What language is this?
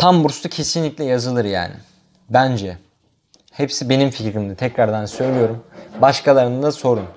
Turkish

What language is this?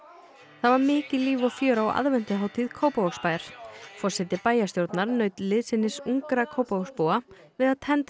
Icelandic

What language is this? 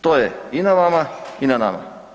Croatian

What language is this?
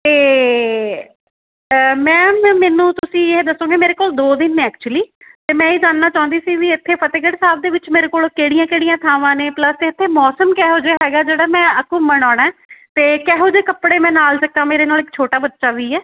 Punjabi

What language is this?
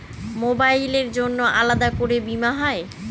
Bangla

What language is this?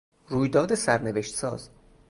Persian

